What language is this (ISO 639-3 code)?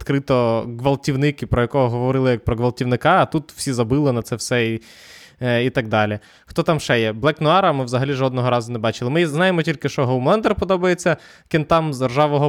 ukr